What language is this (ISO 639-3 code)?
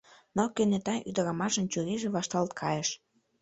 chm